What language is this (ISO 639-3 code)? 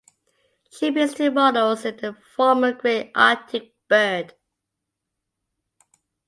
eng